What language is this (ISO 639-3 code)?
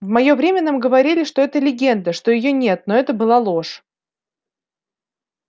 rus